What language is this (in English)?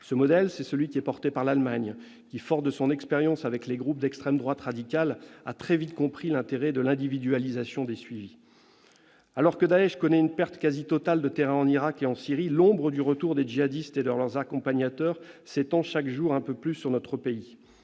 French